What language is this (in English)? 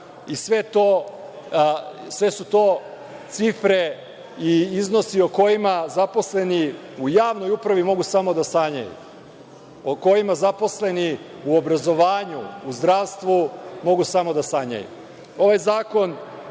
Serbian